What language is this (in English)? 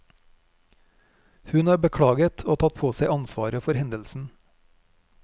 Norwegian